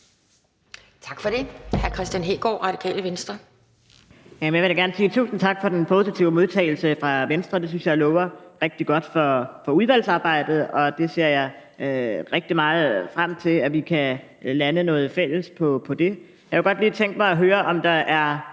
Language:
Danish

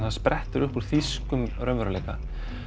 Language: Icelandic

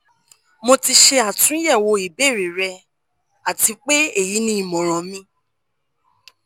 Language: Yoruba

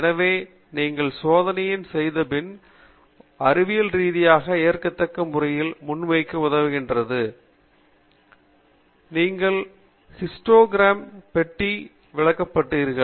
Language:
Tamil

